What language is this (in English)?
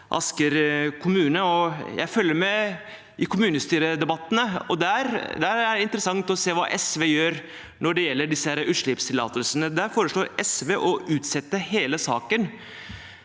Norwegian